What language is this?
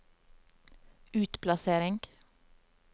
Norwegian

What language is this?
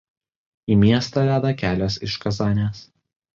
Lithuanian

